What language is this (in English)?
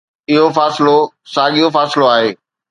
Sindhi